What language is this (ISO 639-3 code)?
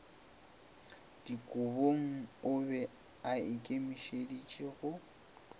nso